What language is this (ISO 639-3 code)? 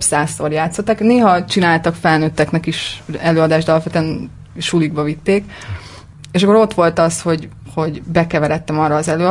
hun